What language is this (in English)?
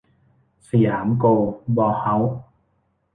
Thai